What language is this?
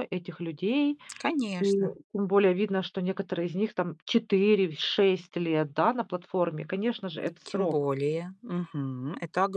Russian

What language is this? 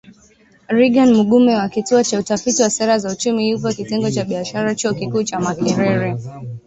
Swahili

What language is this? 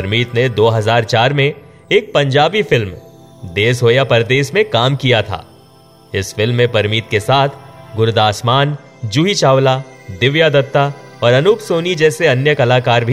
Hindi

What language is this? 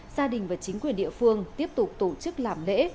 Vietnamese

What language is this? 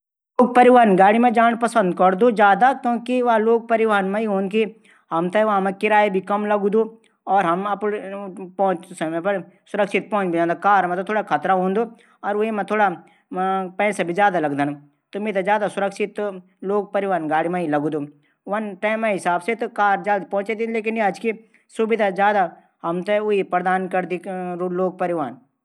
Garhwali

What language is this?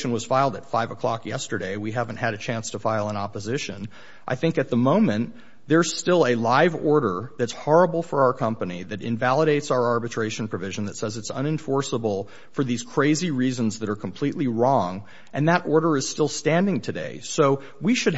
English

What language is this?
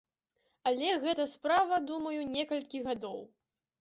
Belarusian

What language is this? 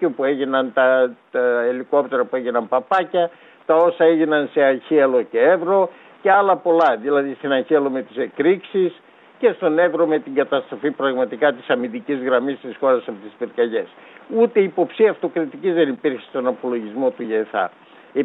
Greek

